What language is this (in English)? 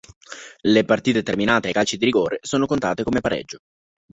Italian